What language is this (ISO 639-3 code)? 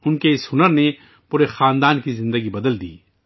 urd